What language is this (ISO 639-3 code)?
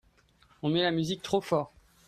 fra